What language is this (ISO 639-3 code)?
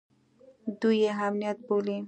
pus